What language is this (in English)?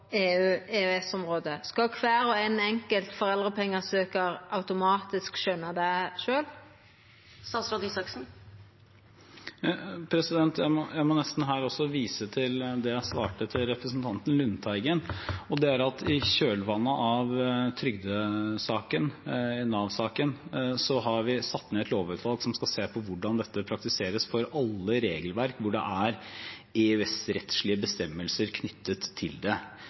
Norwegian